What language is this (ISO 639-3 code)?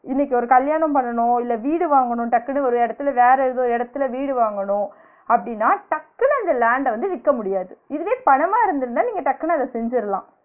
tam